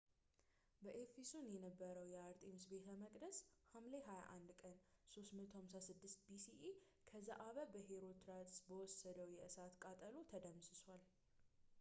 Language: Amharic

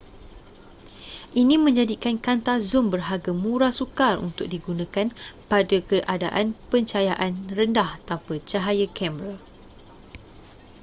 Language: Malay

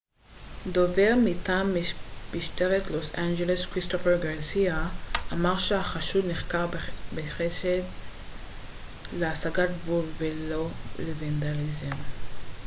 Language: Hebrew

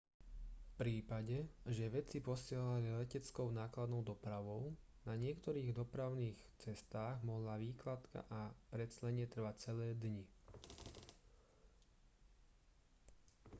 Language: Slovak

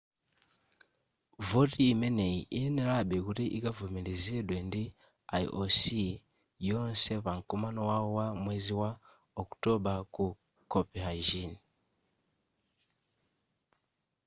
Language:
Nyanja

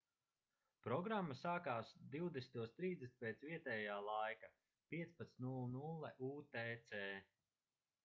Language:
Latvian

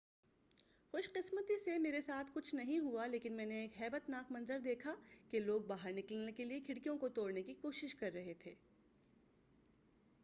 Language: Urdu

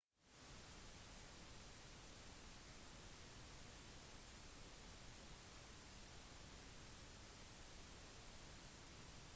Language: Norwegian Bokmål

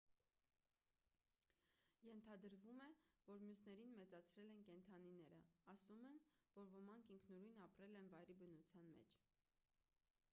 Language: Armenian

